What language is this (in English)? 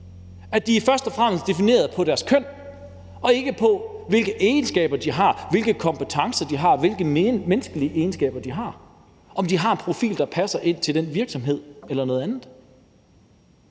Danish